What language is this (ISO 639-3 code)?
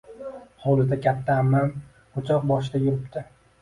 uzb